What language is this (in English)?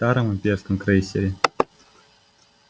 Russian